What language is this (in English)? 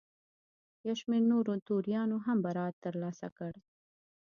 Pashto